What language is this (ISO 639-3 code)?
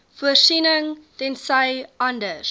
afr